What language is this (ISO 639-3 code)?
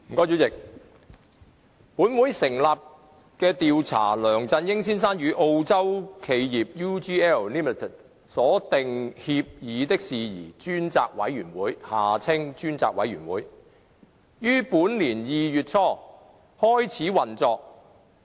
yue